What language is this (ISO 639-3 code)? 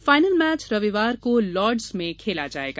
hin